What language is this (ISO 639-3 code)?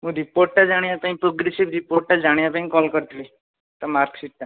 ori